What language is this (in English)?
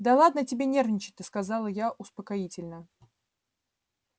Russian